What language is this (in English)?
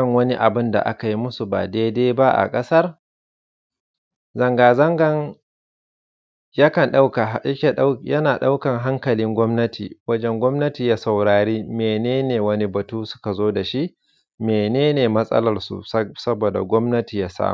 Hausa